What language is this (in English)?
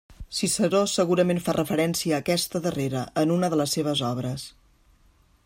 Catalan